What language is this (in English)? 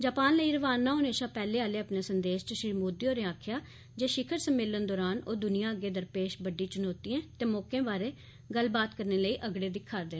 Dogri